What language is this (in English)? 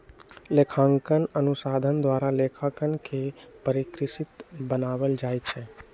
Magahi